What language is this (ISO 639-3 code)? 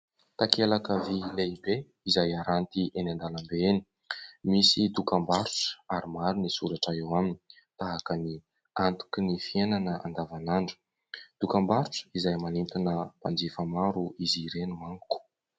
mlg